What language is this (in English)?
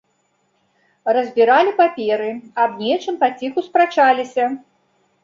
Belarusian